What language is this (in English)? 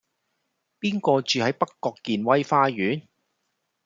Cantonese